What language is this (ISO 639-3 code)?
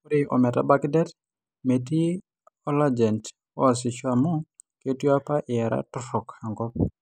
mas